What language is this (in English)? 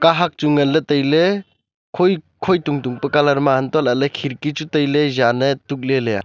Wancho Naga